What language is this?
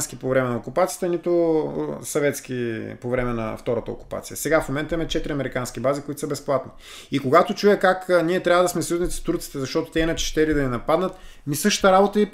Bulgarian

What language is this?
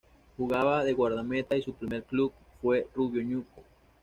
Spanish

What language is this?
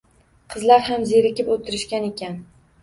Uzbek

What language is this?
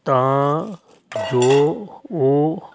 Punjabi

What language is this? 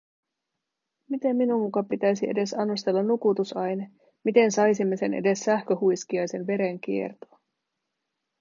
Finnish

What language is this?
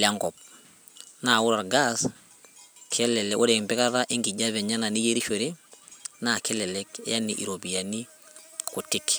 Masai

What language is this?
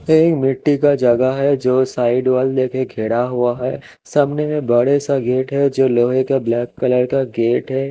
Hindi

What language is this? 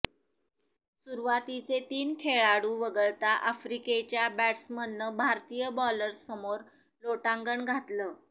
Marathi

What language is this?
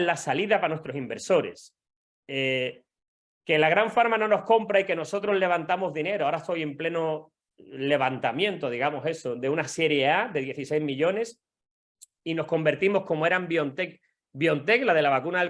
Spanish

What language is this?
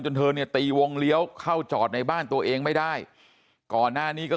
Thai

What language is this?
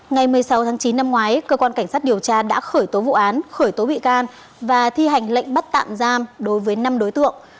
Vietnamese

